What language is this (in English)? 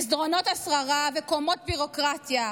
Hebrew